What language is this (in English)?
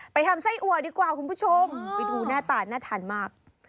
Thai